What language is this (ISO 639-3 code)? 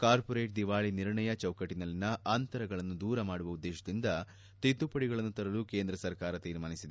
kan